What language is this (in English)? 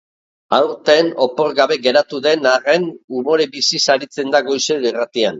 Basque